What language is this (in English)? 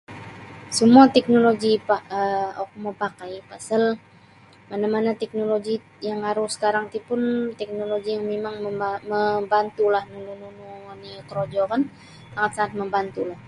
Sabah Bisaya